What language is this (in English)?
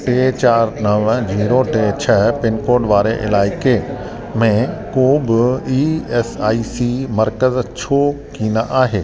Sindhi